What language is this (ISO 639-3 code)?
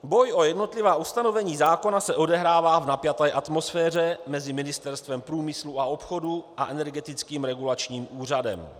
ces